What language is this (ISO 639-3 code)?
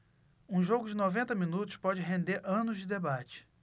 por